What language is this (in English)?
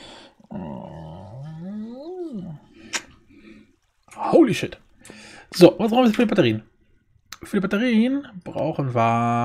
German